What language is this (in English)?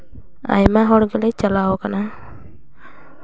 Santali